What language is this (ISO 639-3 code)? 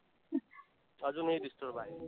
mar